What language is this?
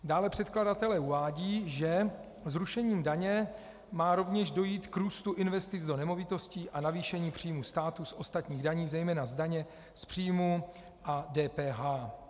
Czech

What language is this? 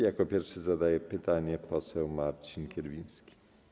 Polish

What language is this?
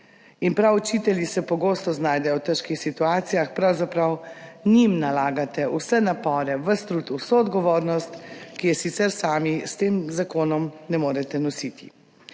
Slovenian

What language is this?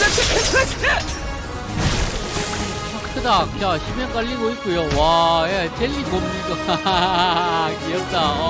Korean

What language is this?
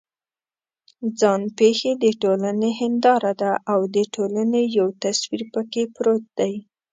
Pashto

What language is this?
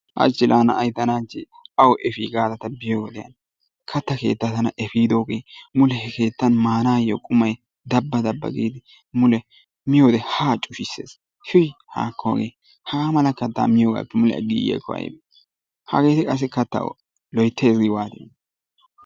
Wolaytta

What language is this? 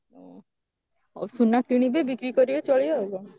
Odia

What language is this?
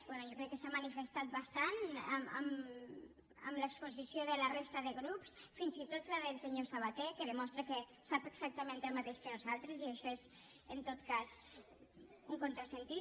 Catalan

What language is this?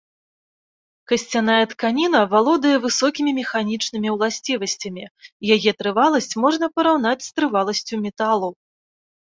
Belarusian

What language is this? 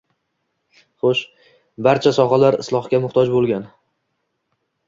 Uzbek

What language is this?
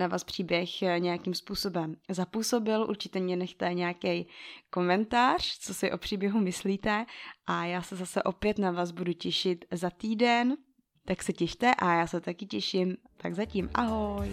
Czech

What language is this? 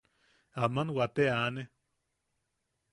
Yaqui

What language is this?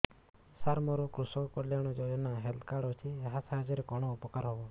Odia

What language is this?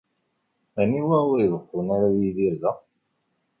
Kabyle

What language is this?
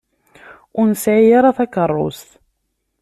Kabyle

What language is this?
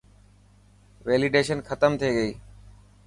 Dhatki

